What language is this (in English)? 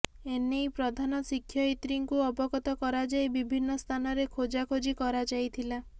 Odia